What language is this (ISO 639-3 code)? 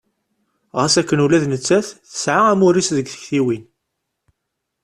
kab